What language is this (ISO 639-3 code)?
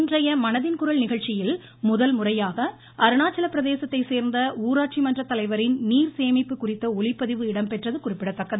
tam